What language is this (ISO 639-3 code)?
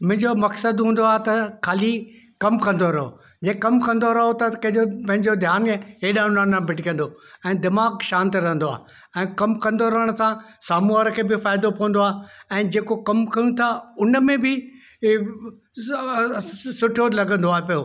snd